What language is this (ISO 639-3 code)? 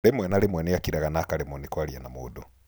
kik